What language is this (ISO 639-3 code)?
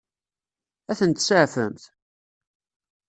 kab